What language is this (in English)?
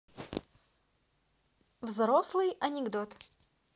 Russian